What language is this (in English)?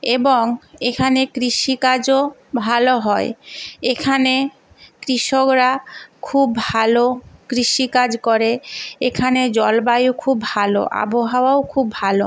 Bangla